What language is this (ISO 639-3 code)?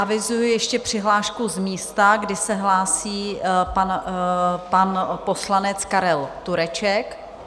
ces